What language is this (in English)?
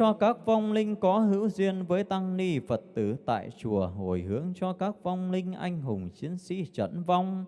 Vietnamese